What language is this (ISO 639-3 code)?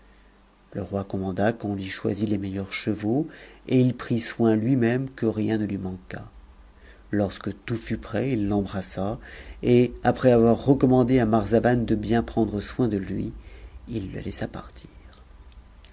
fra